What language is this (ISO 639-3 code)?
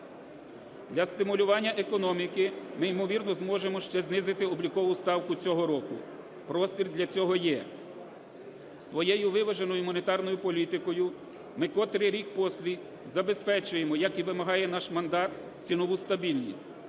ukr